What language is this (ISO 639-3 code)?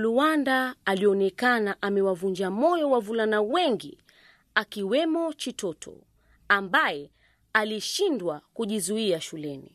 swa